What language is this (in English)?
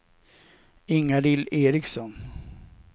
Swedish